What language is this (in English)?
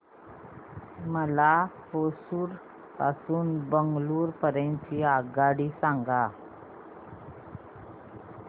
Marathi